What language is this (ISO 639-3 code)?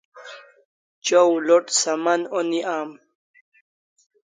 kls